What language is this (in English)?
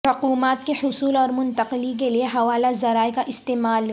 Urdu